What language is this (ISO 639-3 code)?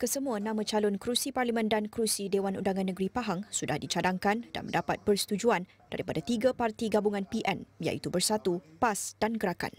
msa